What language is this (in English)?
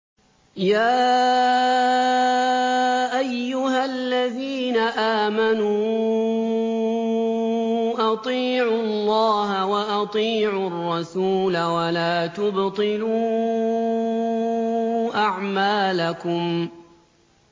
Arabic